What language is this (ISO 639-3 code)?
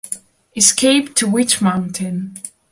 ita